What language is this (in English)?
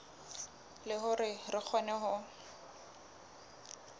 Southern Sotho